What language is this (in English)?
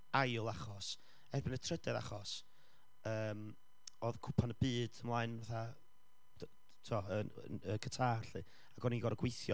Welsh